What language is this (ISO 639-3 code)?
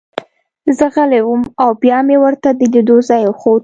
pus